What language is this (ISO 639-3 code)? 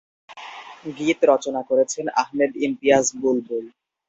ben